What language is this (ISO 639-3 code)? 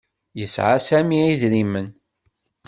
kab